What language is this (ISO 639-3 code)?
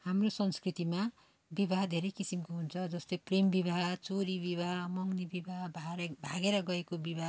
nep